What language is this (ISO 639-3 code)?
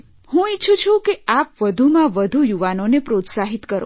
guj